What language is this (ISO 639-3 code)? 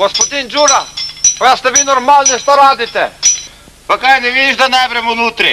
ron